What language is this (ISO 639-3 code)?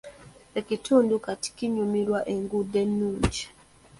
lug